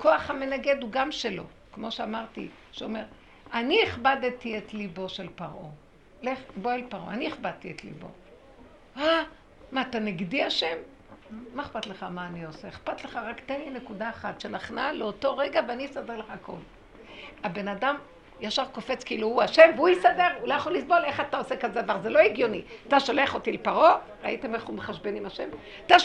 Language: Hebrew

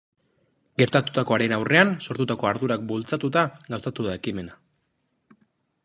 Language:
Basque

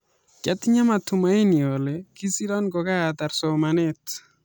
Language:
Kalenjin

